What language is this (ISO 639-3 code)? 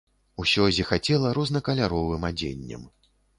bel